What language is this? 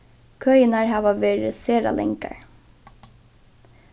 Faroese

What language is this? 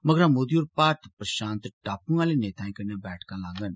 Dogri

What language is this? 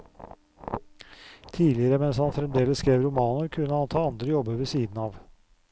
Norwegian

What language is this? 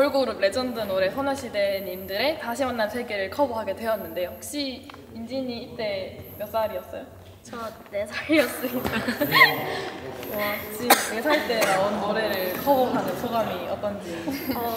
Korean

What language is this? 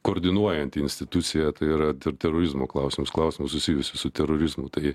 Lithuanian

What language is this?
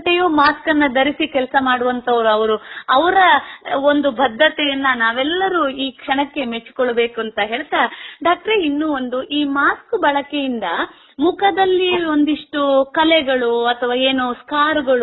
Kannada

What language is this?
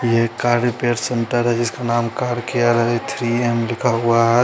Hindi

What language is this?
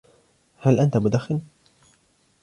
Arabic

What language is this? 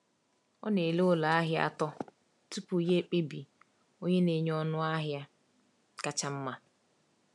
Igbo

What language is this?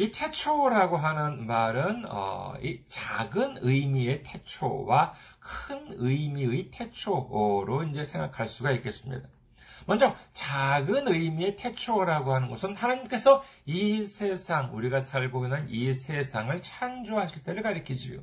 Korean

